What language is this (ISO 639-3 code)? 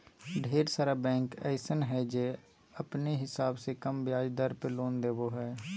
mag